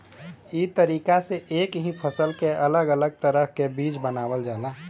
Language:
Bhojpuri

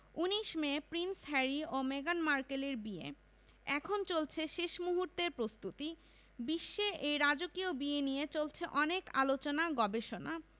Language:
Bangla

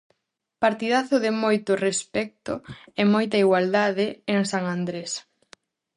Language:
Galician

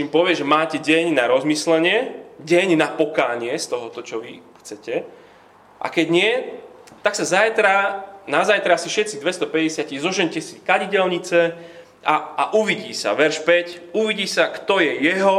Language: Slovak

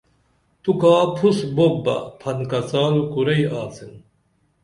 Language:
Dameli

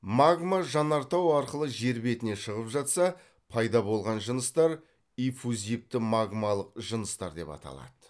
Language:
Kazakh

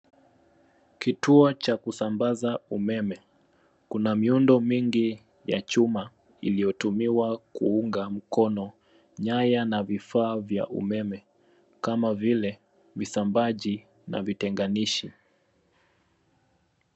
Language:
Swahili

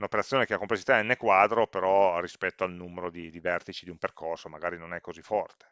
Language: Italian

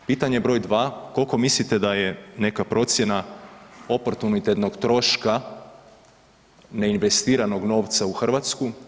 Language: Croatian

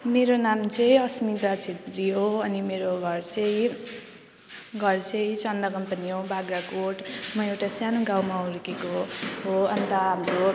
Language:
Nepali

